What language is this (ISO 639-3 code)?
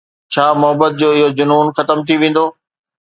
snd